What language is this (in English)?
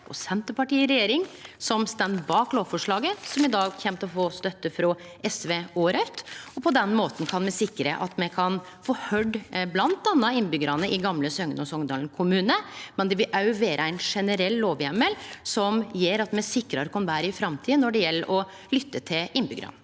Norwegian